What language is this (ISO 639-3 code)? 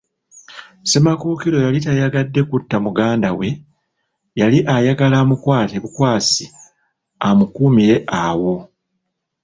lug